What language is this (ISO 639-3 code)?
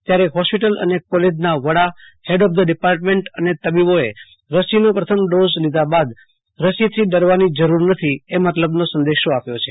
guj